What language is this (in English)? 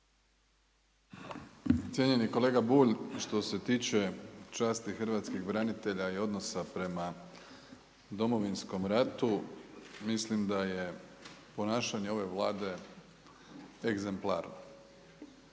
Croatian